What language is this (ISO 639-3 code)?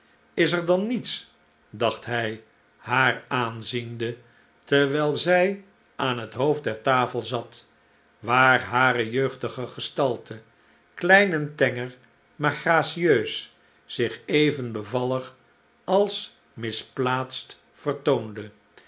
nld